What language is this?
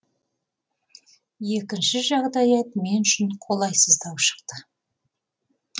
Kazakh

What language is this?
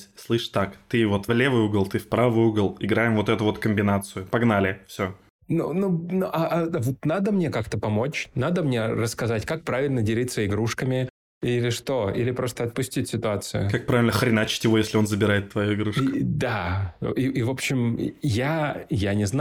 Russian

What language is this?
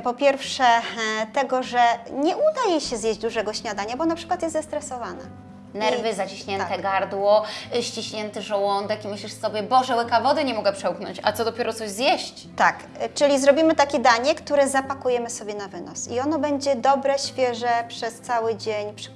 Polish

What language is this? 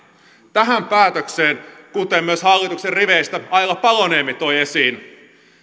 Finnish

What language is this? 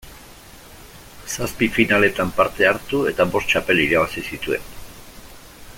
Basque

